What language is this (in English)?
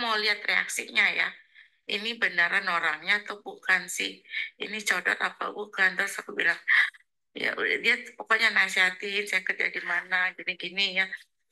Indonesian